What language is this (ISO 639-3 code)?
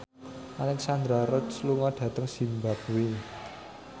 jav